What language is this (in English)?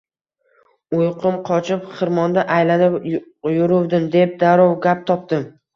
Uzbek